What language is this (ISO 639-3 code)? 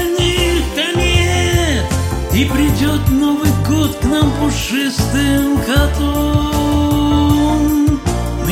rus